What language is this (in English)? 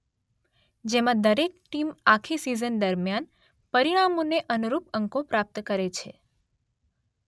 Gujarati